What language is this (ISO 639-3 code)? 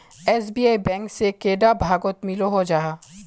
mag